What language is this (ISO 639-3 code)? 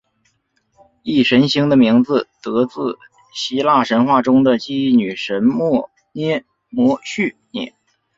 zho